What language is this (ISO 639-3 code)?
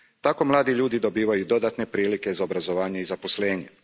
hrv